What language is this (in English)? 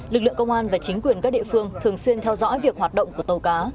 Vietnamese